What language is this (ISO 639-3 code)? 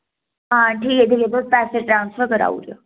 doi